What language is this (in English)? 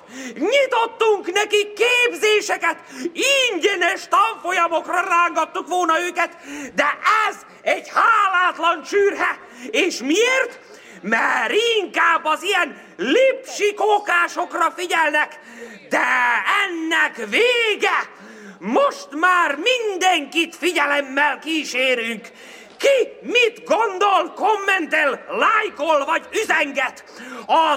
Hungarian